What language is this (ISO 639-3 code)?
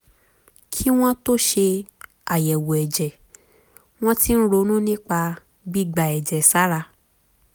yor